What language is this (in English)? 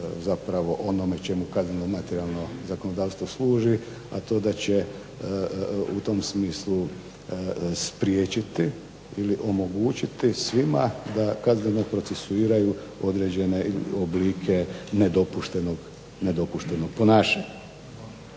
Croatian